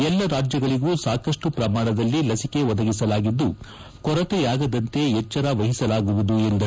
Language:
Kannada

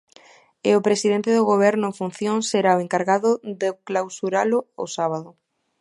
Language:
Galician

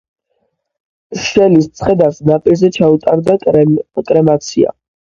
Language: Georgian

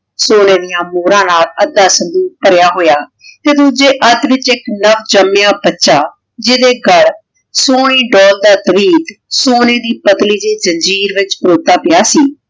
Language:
Punjabi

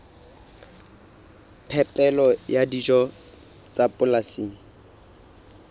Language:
Southern Sotho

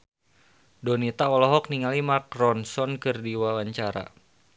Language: Sundanese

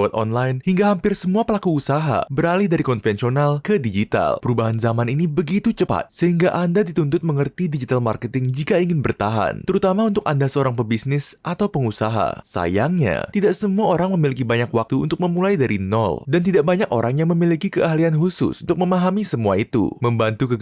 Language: Indonesian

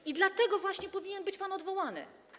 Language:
Polish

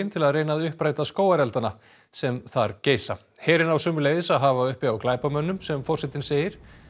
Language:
Icelandic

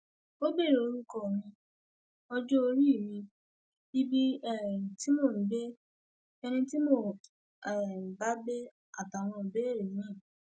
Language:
Yoruba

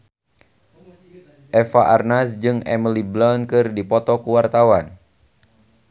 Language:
Sundanese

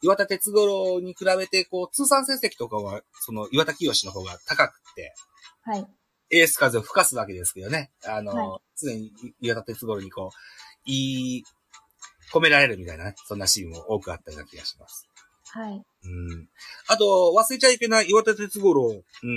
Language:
Japanese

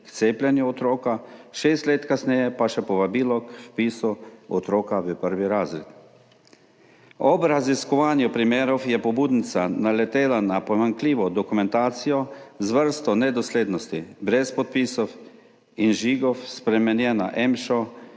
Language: Slovenian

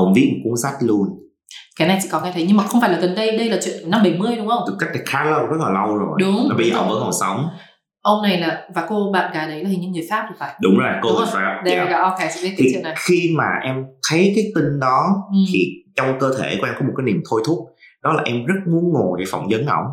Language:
Vietnamese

